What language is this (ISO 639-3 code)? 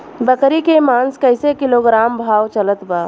bho